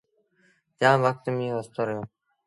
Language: Sindhi Bhil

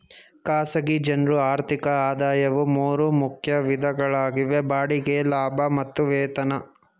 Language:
Kannada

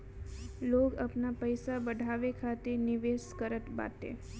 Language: Bhojpuri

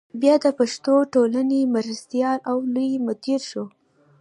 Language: Pashto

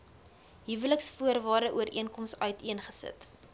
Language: Afrikaans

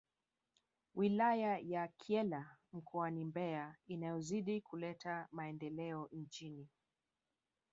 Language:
Swahili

